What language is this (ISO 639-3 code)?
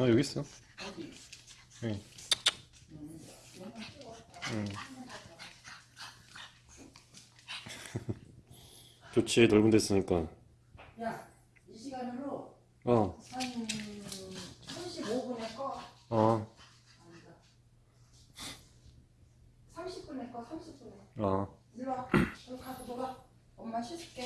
kor